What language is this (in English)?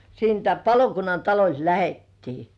Finnish